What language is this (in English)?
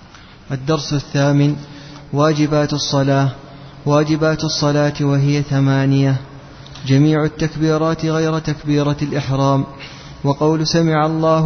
Arabic